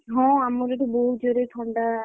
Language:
Odia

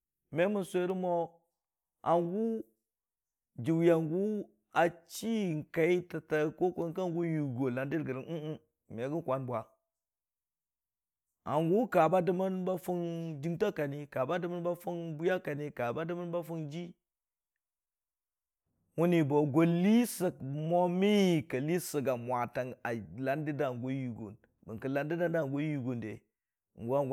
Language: Dijim-Bwilim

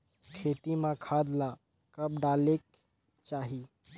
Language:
Chhattisgarhi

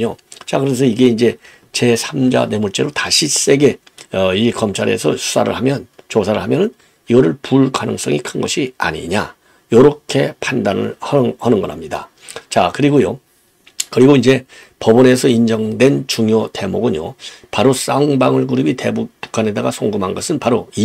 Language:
Korean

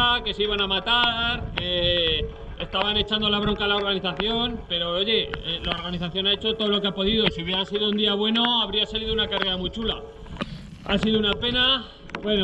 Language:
Spanish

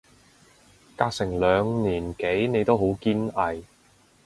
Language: Cantonese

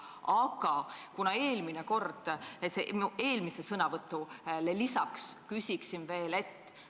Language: Estonian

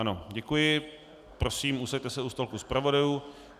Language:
Czech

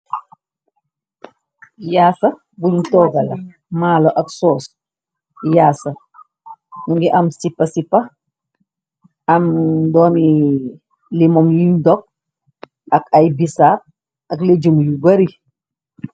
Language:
Wolof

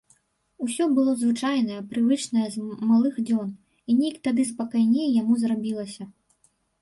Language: Belarusian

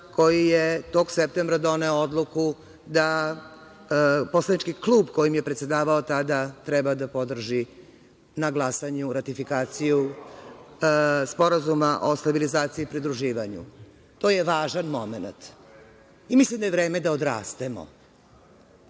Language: Serbian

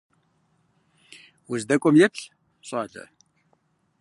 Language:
Kabardian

